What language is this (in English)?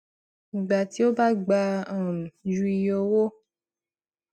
Yoruba